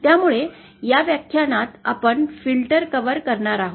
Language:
Marathi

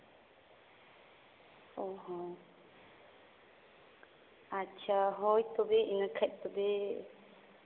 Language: Santali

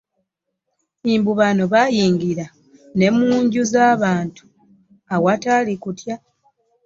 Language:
Ganda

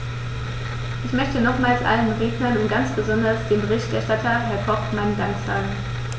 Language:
German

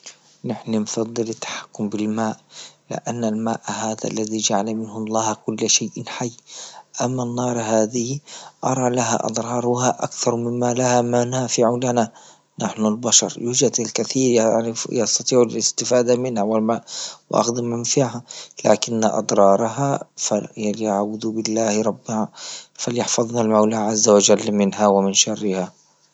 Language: Libyan Arabic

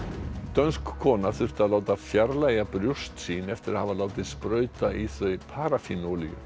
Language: Icelandic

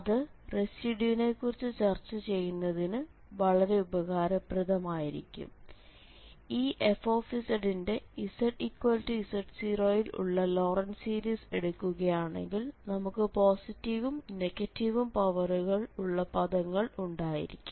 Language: Malayalam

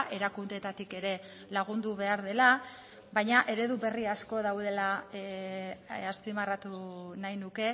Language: Basque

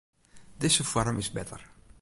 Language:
Western Frisian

